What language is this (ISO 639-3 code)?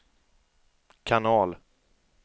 swe